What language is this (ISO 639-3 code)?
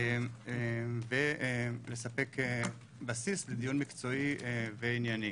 heb